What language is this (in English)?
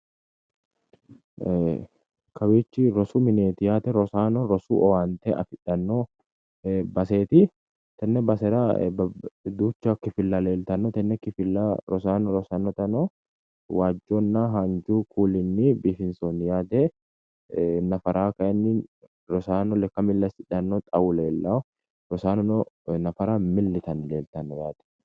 Sidamo